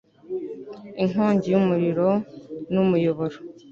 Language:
Kinyarwanda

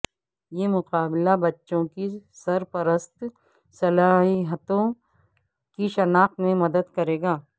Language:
Urdu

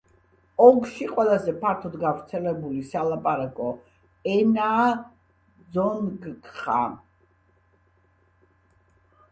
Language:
Georgian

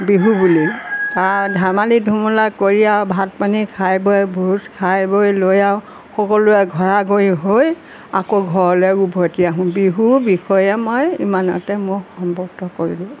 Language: Assamese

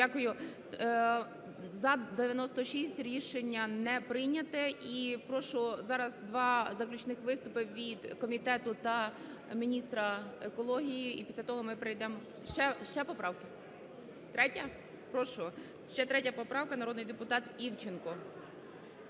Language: Ukrainian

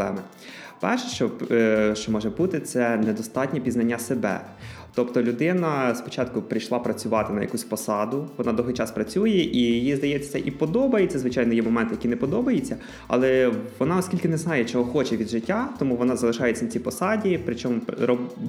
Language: Ukrainian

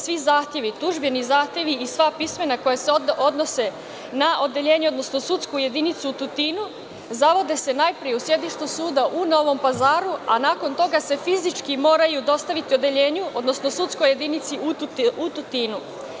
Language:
Serbian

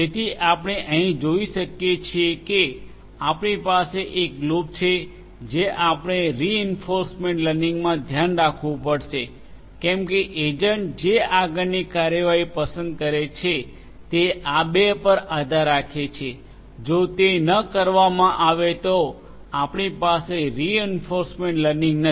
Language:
Gujarati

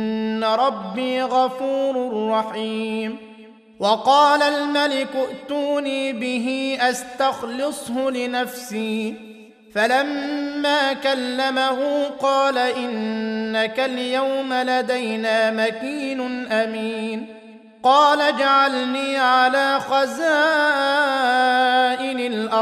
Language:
Arabic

